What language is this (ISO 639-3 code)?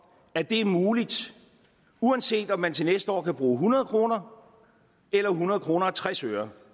dan